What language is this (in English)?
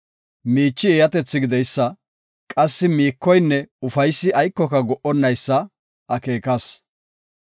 Gofa